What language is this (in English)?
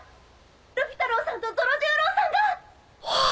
Japanese